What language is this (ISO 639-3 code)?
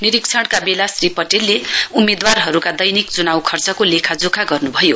nep